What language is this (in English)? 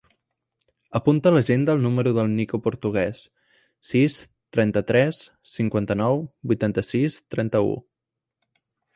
Catalan